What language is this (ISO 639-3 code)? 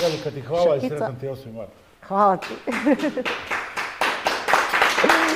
hrv